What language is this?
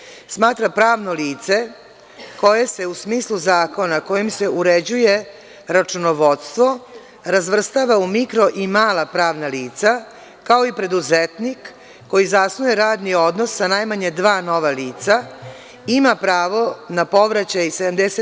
Serbian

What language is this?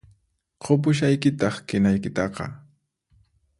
Puno Quechua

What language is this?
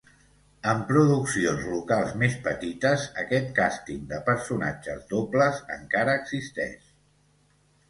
Catalan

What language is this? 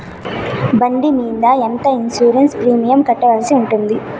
Telugu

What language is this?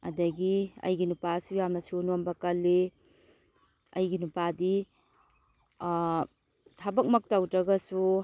Manipuri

